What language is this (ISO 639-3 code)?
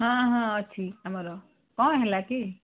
ori